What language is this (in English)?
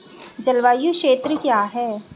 Hindi